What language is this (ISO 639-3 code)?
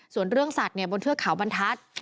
tha